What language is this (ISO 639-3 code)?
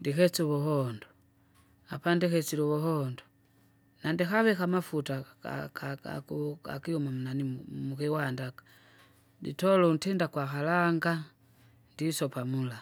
zga